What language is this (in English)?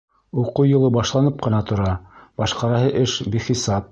Bashkir